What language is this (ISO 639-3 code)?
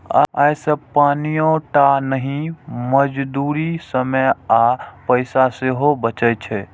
mai